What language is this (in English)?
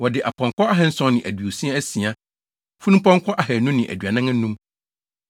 Akan